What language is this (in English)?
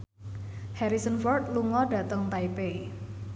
Javanese